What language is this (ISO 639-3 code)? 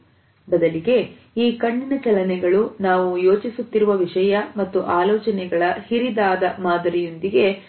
kan